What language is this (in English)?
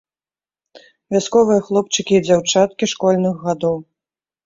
Belarusian